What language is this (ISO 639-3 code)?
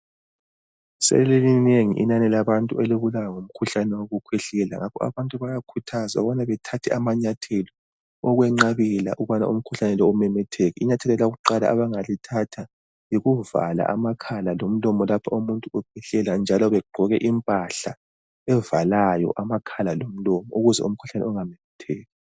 nde